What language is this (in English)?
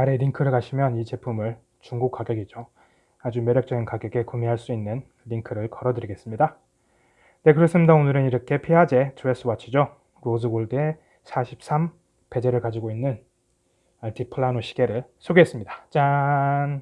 Korean